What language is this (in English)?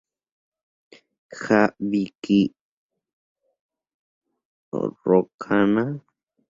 Spanish